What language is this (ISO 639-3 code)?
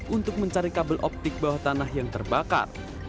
ind